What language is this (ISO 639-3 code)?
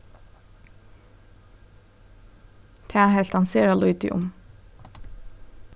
fao